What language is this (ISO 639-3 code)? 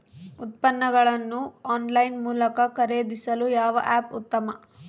kan